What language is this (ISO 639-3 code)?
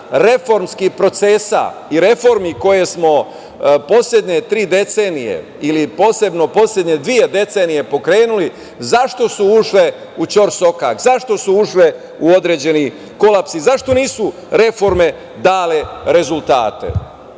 srp